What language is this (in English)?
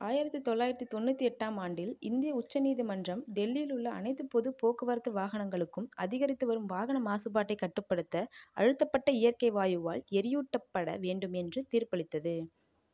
Tamil